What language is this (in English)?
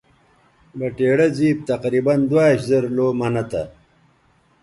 Bateri